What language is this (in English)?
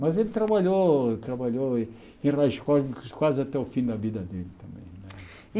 Portuguese